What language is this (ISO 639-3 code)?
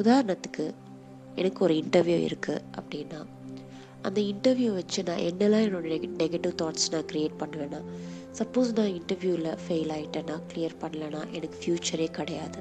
tam